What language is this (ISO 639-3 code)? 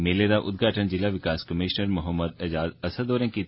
doi